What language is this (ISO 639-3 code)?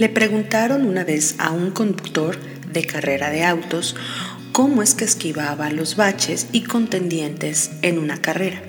spa